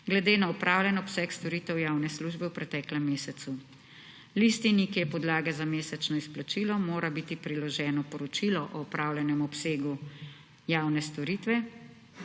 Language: Slovenian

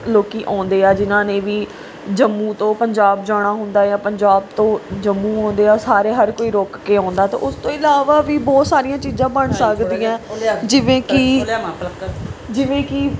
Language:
Punjabi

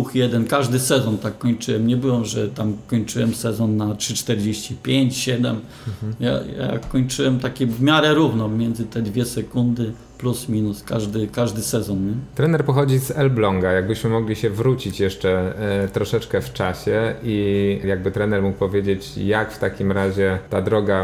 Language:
Polish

